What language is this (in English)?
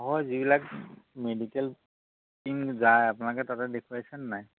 Assamese